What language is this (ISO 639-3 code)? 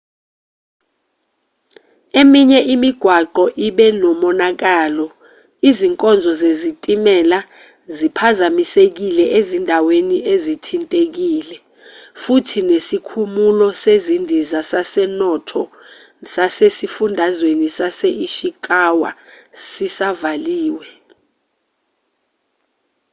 zul